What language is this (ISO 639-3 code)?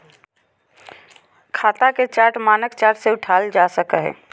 mag